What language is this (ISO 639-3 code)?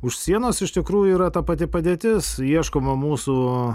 lit